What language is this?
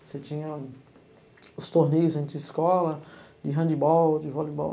Portuguese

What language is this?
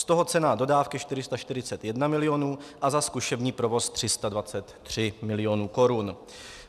Czech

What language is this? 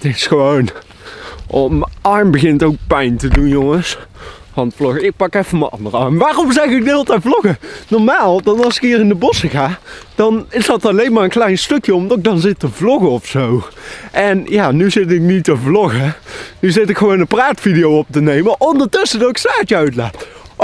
Dutch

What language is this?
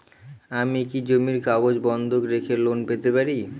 Bangla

